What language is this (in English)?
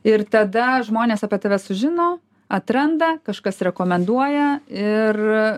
Lithuanian